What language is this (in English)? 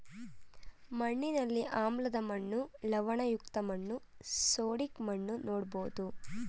Kannada